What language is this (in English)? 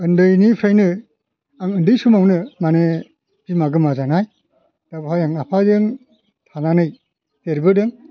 Bodo